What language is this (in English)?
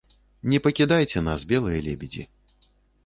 Belarusian